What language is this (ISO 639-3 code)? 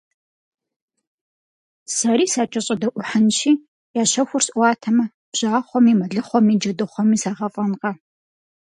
kbd